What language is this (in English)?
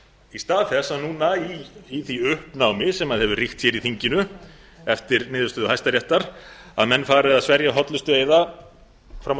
Icelandic